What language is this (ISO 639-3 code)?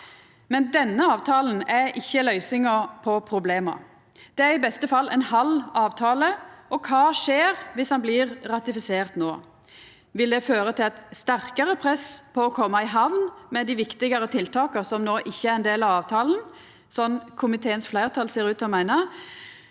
nor